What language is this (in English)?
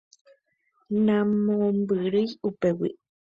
Guarani